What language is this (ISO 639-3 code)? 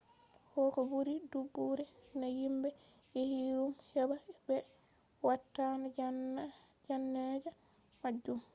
ful